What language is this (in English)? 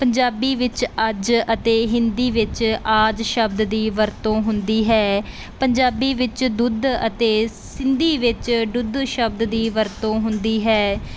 Punjabi